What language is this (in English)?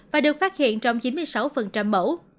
Vietnamese